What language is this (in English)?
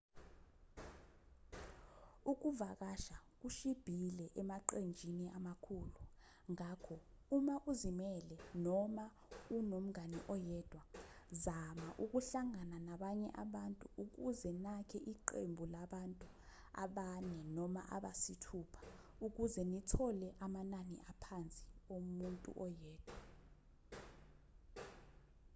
Zulu